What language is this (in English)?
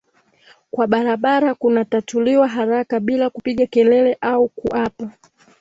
Swahili